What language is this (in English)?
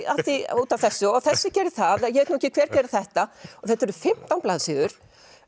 Icelandic